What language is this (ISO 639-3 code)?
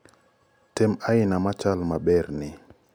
luo